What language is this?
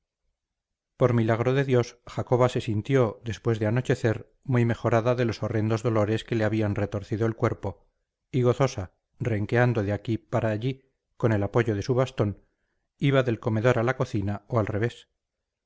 Spanish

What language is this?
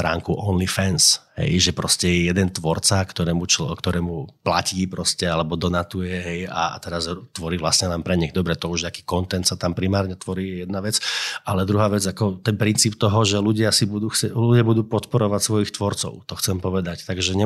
Slovak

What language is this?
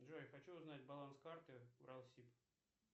Russian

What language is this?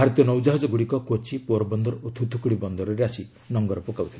Odia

